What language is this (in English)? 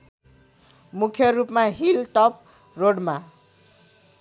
Nepali